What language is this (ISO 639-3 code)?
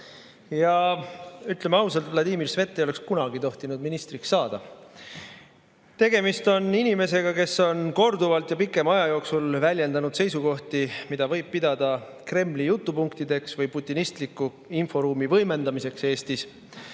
est